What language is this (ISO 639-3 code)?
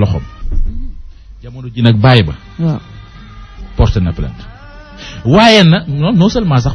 ara